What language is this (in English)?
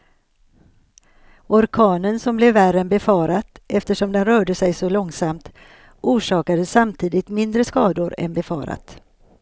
Swedish